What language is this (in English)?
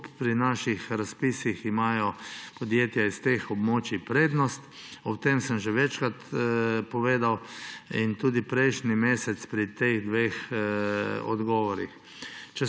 Slovenian